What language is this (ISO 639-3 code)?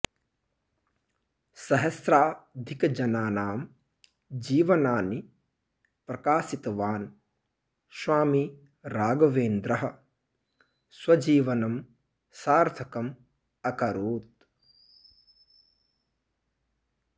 san